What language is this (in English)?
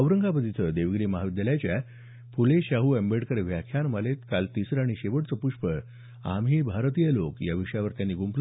Marathi